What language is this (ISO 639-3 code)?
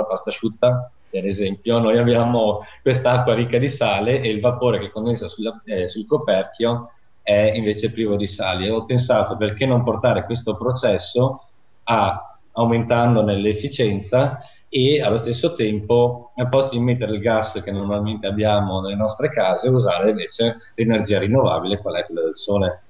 ita